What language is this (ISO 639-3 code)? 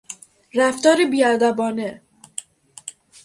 fas